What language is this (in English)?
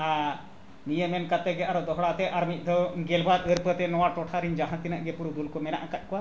Santali